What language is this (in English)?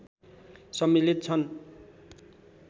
Nepali